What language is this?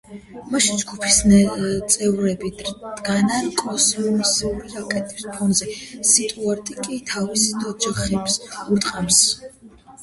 Georgian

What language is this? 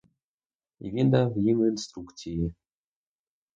Ukrainian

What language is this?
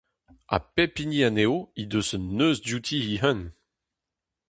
Breton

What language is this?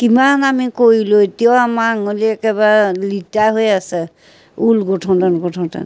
Assamese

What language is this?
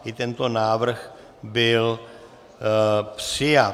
Czech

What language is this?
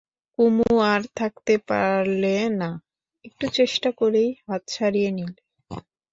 Bangla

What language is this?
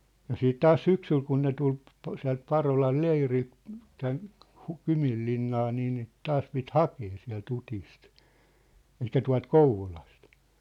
Finnish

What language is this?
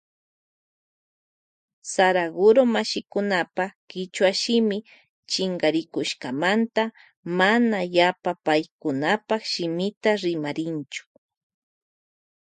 Loja Highland Quichua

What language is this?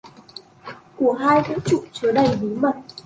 Vietnamese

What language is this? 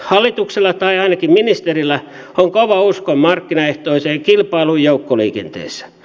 Finnish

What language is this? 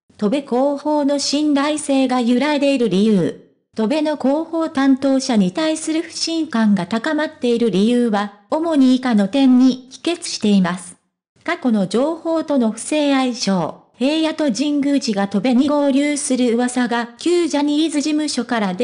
Japanese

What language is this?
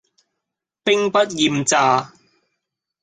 Cantonese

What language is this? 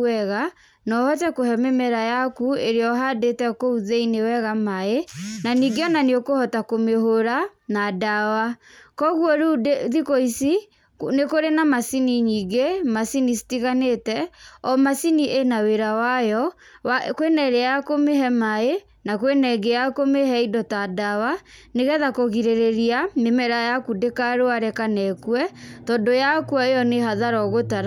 Kikuyu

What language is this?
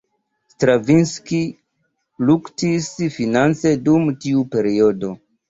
Esperanto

